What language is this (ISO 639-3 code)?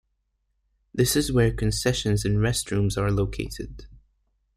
eng